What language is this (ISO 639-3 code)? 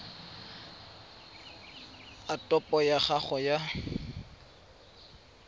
tsn